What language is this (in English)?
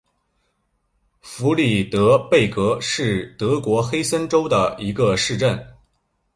Chinese